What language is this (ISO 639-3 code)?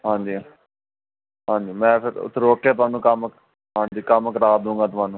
pan